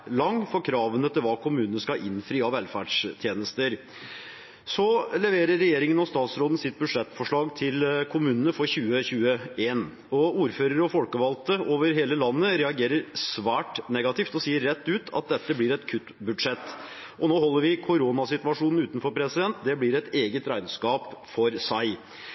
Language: Norwegian Bokmål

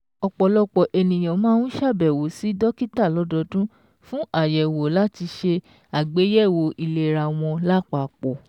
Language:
Yoruba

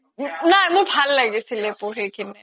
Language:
Assamese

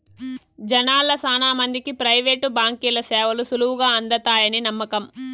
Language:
Telugu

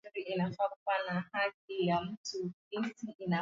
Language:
Swahili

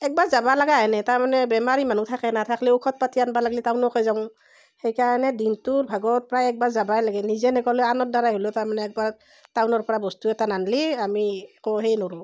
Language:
Assamese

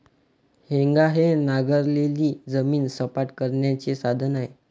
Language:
Marathi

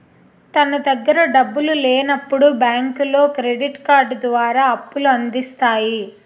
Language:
Telugu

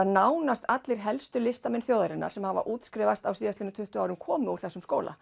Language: Icelandic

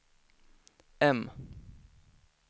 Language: Swedish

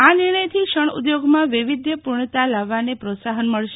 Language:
Gujarati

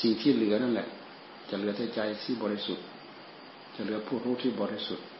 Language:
Thai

